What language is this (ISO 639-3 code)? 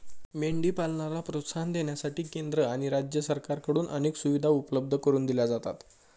mar